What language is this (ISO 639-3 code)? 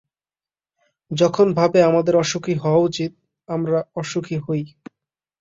ben